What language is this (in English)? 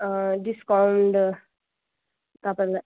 Nepali